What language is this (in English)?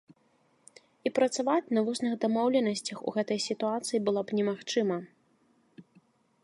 Belarusian